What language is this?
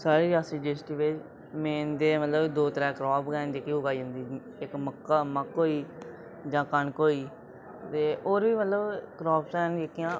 Dogri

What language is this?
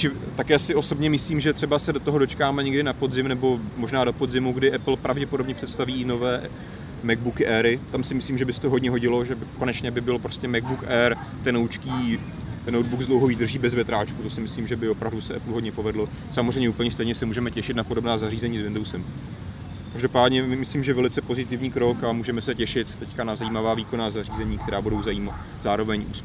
Czech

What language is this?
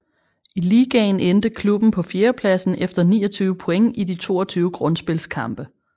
Danish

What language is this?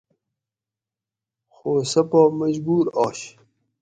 Gawri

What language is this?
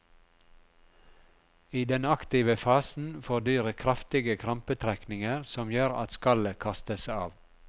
Norwegian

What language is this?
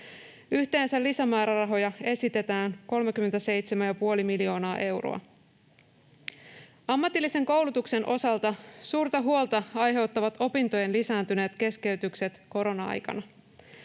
Finnish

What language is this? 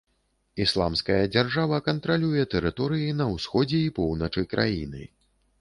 Belarusian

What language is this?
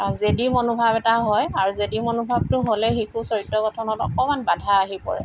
Assamese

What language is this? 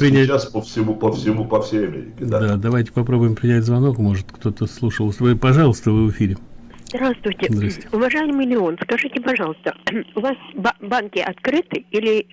Russian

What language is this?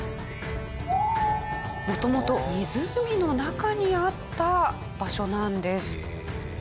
Japanese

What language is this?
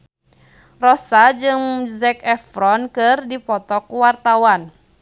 Sundanese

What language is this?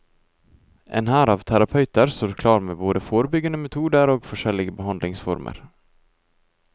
Norwegian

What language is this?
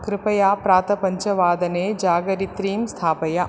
Sanskrit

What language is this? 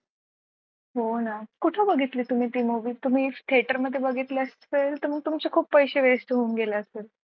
Marathi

